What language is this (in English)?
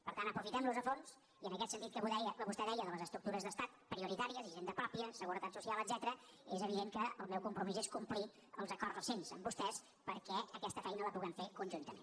Catalan